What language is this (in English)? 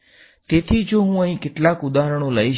Gujarati